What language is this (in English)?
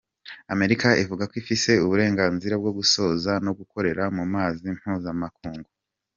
Kinyarwanda